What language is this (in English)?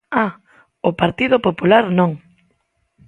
Galician